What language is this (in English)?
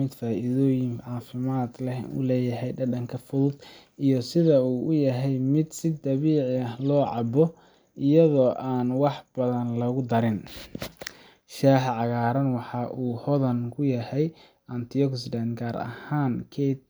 Somali